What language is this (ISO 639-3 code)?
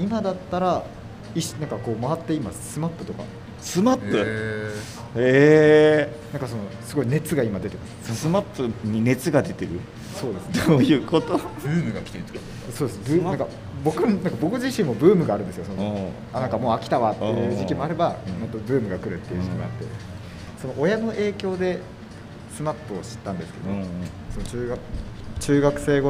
jpn